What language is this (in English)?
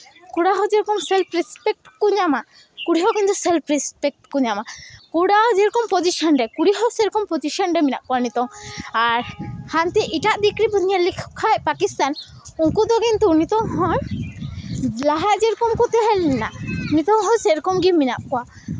Santali